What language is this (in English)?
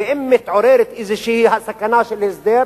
Hebrew